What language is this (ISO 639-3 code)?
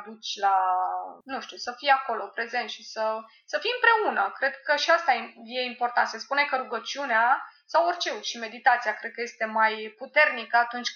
ron